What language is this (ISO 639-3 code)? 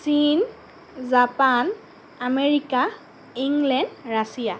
asm